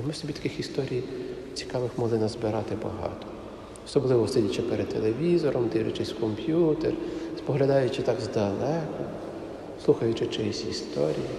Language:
Ukrainian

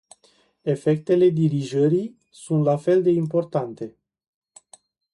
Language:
Romanian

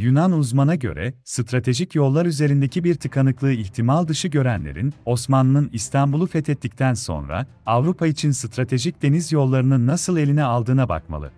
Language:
Turkish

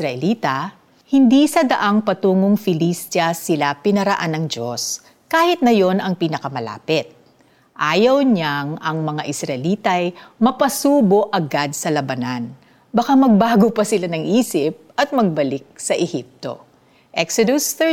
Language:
Filipino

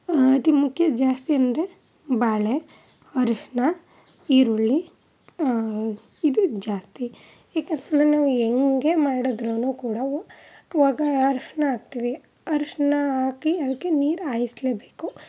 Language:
Kannada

